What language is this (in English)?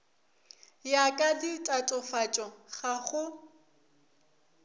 Northern Sotho